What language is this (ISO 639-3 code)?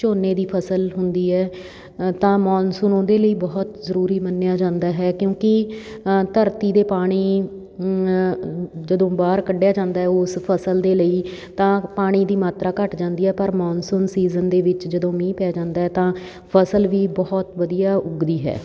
pan